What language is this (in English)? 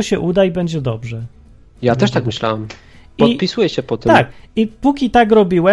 Polish